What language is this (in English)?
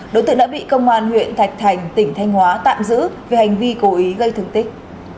Vietnamese